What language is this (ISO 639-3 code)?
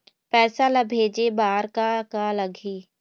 hne